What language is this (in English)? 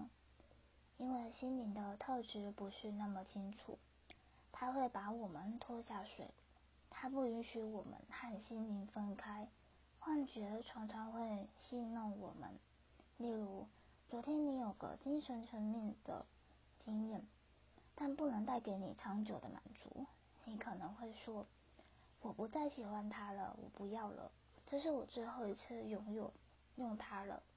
Chinese